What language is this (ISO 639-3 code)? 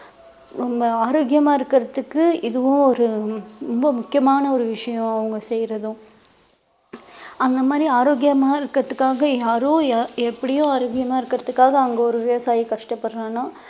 tam